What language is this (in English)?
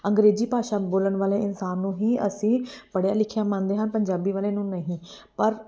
Punjabi